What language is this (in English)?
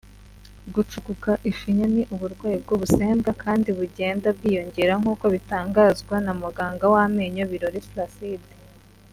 Kinyarwanda